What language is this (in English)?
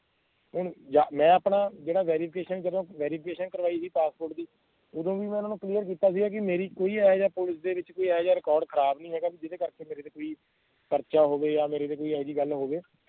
Punjabi